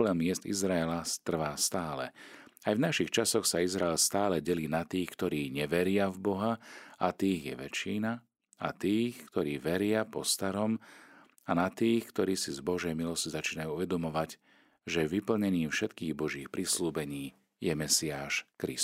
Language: Slovak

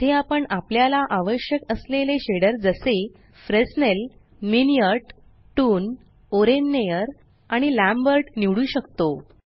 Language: Marathi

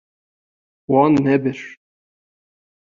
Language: Kurdish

